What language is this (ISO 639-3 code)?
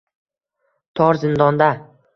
uzb